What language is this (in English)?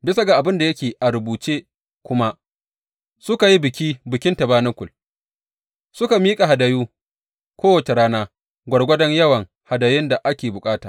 Hausa